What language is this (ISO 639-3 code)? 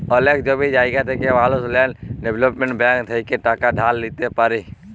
ben